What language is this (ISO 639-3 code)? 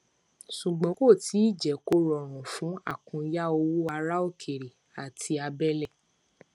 yor